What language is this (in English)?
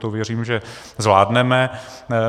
Czech